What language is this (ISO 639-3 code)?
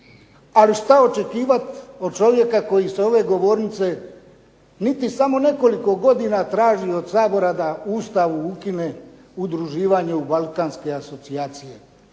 hrv